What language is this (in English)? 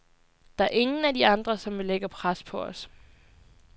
Danish